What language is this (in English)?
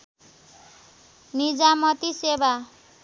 Nepali